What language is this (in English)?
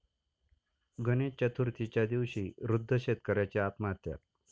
Marathi